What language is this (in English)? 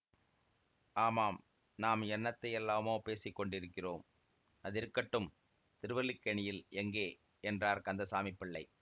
Tamil